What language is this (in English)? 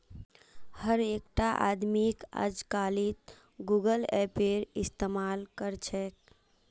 Magahi